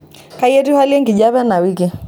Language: Masai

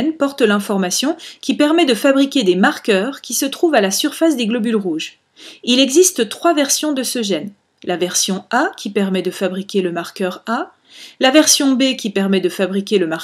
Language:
French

